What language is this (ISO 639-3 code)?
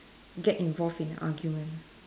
eng